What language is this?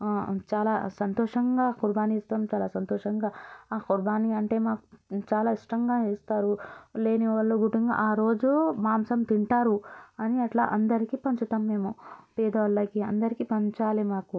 Telugu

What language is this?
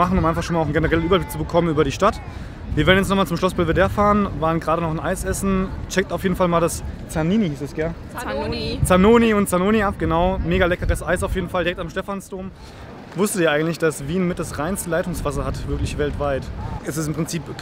German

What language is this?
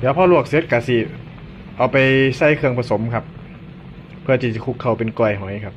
Thai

